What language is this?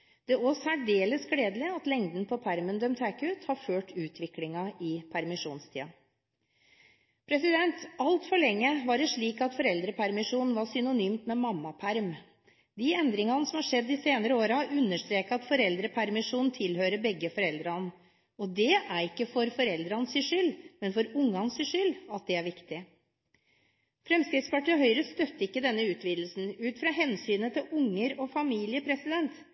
Norwegian Bokmål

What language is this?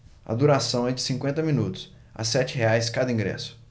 Portuguese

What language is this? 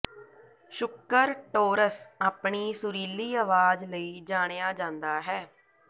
Punjabi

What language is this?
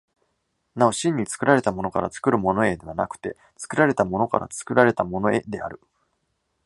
Japanese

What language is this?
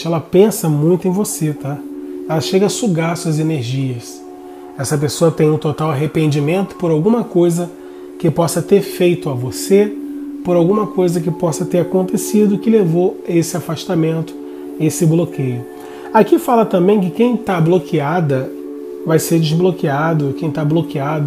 Portuguese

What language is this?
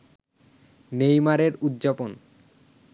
Bangla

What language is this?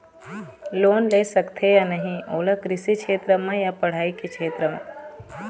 Chhattisgarhi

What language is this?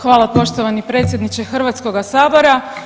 Croatian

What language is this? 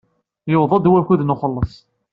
Kabyle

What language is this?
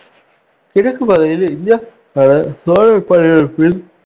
Tamil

